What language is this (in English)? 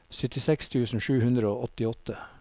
Norwegian